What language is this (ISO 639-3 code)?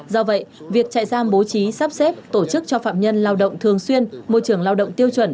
vie